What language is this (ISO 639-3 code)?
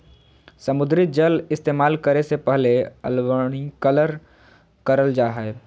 mag